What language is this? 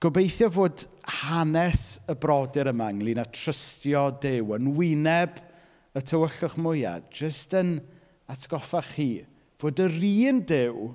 Welsh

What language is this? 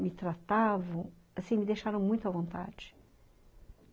Portuguese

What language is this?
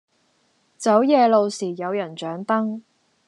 Cantonese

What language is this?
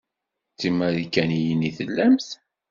Kabyle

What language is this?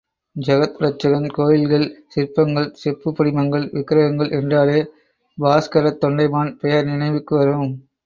Tamil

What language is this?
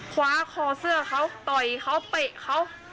Thai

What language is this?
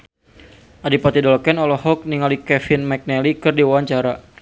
Sundanese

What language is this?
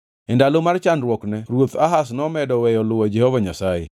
Luo (Kenya and Tanzania)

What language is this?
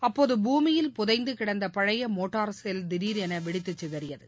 Tamil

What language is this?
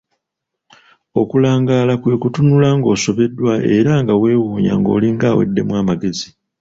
Ganda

